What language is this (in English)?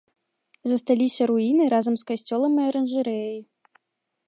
Belarusian